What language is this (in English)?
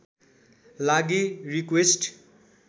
Nepali